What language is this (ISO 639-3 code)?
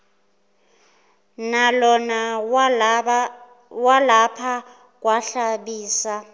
zul